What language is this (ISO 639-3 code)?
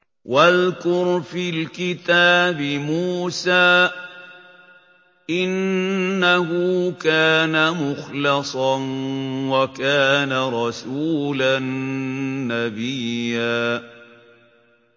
ara